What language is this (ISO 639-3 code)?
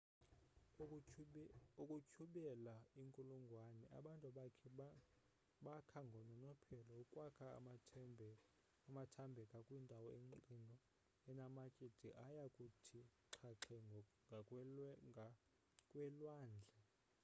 xho